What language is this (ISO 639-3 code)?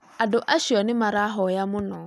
kik